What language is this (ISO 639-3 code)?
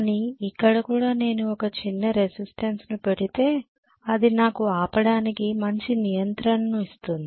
tel